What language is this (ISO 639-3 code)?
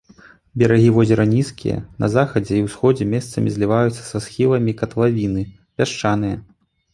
bel